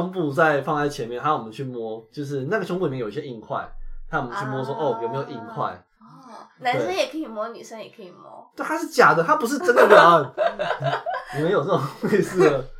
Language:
Chinese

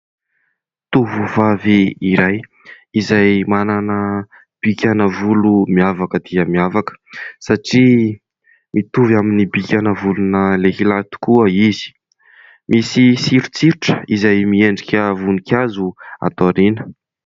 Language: Malagasy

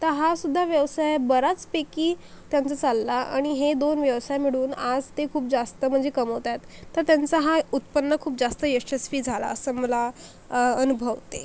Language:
Marathi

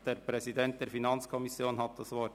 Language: Swiss German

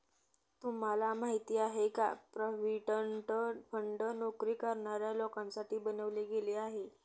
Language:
Marathi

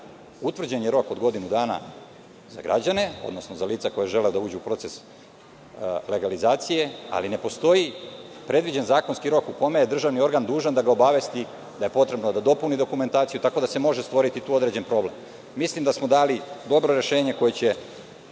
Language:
Serbian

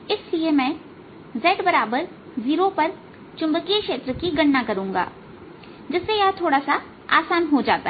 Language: Hindi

